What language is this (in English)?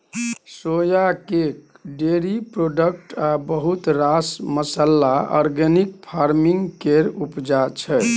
Maithili